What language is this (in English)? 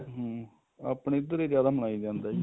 Punjabi